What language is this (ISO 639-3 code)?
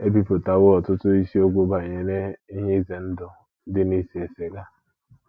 ibo